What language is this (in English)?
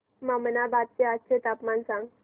Marathi